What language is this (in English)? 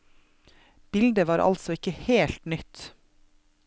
Norwegian